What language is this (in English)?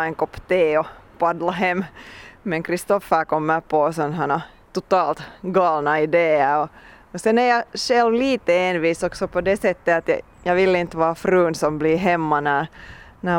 Swedish